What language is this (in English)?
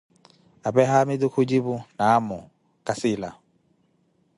Koti